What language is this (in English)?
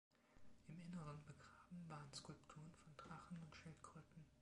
German